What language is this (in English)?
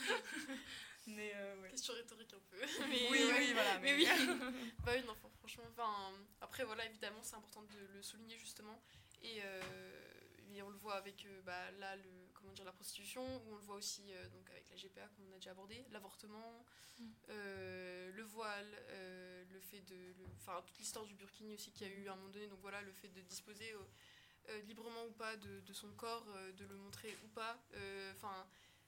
French